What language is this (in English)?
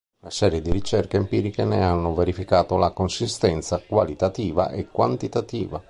Italian